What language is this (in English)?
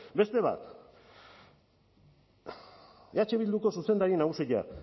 Basque